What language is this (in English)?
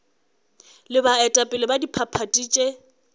Northern Sotho